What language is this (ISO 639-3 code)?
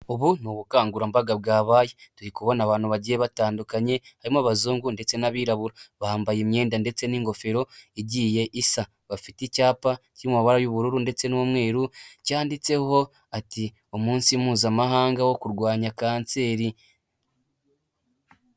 kin